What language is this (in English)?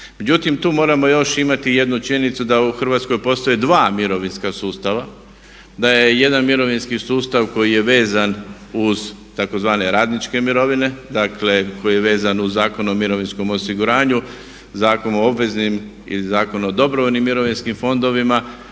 Croatian